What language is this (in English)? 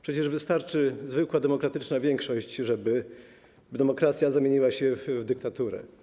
Polish